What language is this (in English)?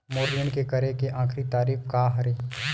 Chhattisgarhi